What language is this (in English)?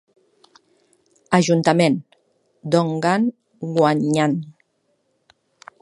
Catalan